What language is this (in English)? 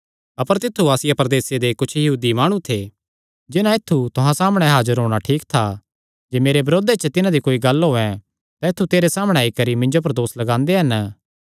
Kangri